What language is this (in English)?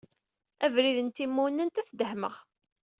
Kabyle